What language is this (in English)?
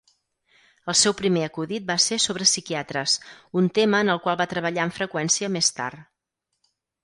Catalan